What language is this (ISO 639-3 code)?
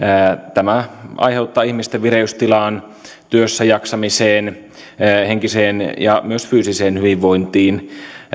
fin